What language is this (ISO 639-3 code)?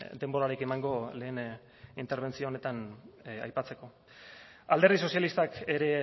eus